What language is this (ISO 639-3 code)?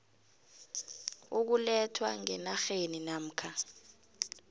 nbl